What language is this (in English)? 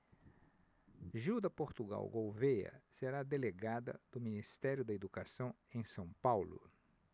Portuguese